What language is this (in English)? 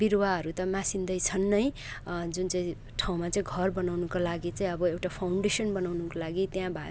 Nepali